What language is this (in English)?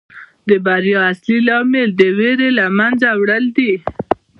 Pashto